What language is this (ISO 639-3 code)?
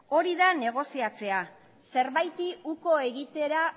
eus